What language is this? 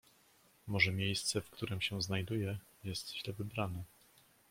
Polish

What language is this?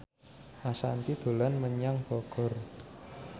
Javanese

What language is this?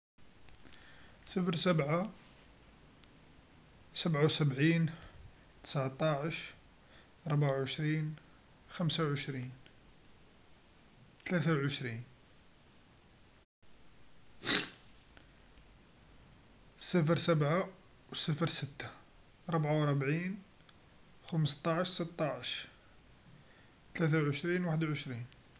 Algerian Arabic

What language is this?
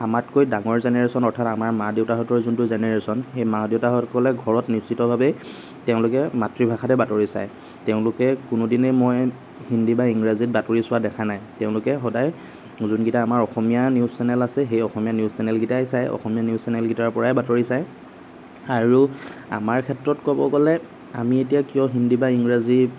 Assamese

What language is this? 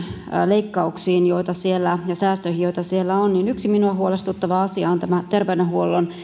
Finnish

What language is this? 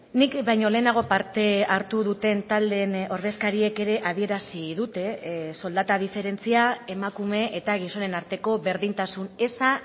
Basque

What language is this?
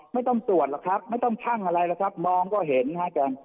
Thai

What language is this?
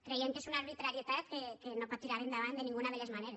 Catalan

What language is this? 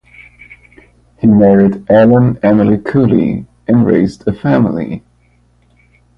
English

